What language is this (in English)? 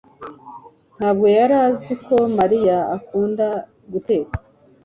Kinyarwanda